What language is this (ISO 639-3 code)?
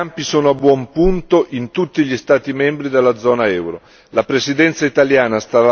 ita